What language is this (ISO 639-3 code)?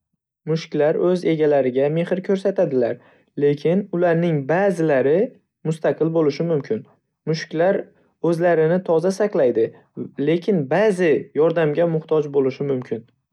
uzb